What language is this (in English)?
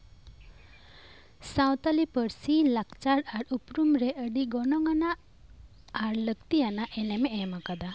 Santali